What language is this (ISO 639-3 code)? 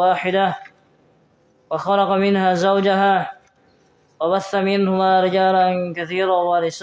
ind